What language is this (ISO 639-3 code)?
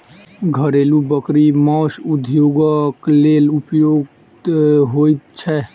mai